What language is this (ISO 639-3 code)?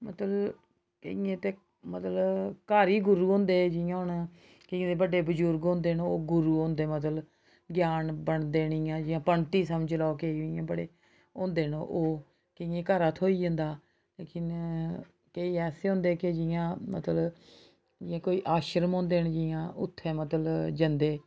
doi